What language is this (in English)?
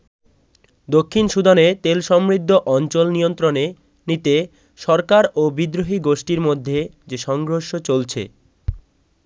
Bangla